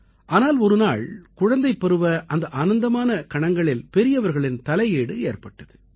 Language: Tamil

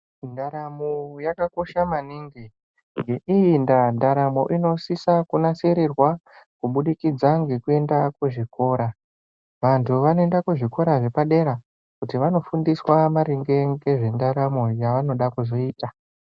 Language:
Ndau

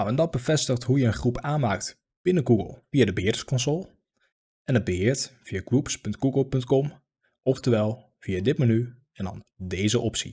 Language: Dutch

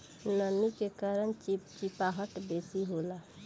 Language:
Bhojpuri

